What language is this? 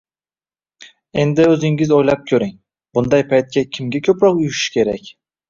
Uzbek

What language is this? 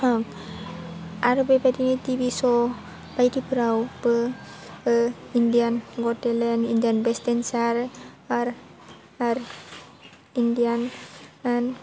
Bodo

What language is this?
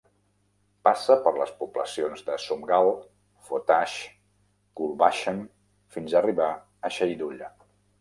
Catalan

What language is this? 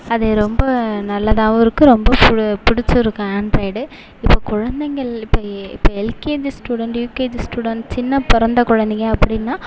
Tamil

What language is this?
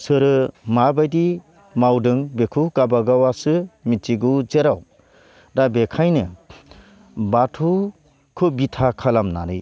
Bodo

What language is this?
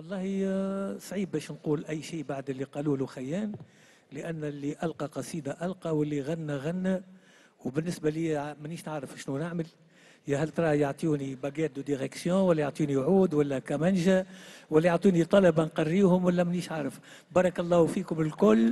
Arabic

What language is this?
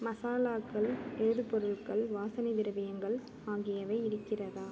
Tamil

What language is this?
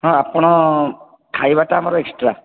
Odia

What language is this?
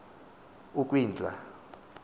Xhosa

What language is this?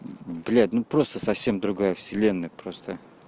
Russian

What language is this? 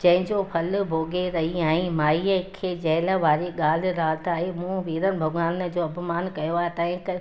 Sindhi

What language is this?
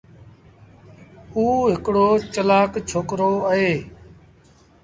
Sindhi Bhil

